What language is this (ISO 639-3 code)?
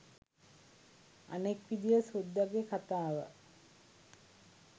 sin